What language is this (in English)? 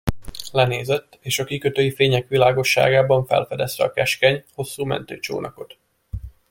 Hungarian